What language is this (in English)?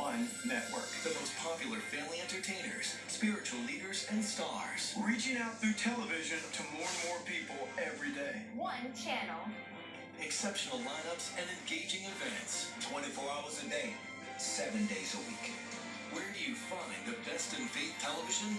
English